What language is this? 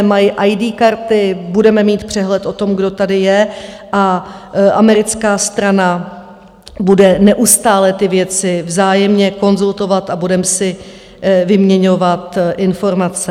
Czech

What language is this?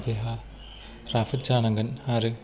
Bodo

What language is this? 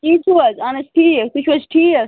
Kashmiri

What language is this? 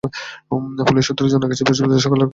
Bangla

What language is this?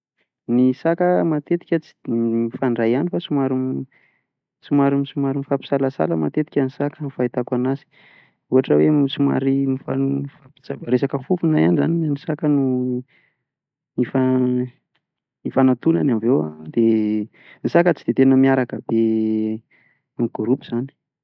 Malagasy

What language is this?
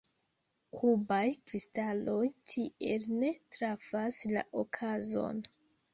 Esperanto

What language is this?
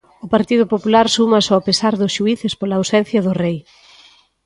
Galician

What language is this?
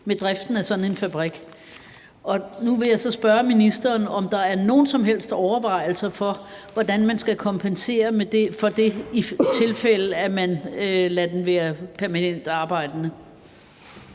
Danish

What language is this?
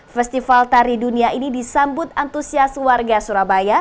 Indonesian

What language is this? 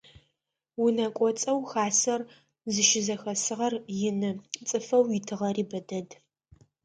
Adyghe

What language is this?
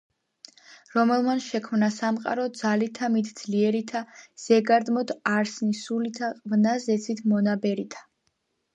Georgian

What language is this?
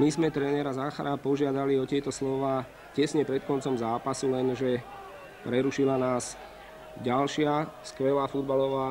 Slovak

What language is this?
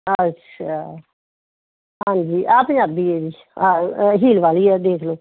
Punjabi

